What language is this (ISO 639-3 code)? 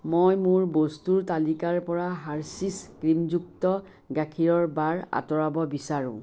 asm